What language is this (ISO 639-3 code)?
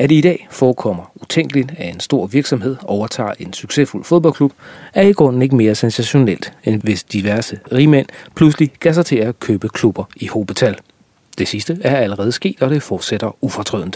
dan